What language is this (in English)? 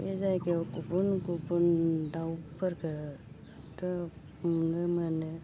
Bodo